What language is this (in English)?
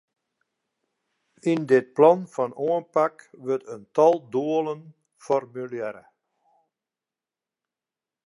Western Frisian